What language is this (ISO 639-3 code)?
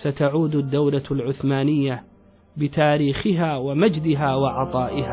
ara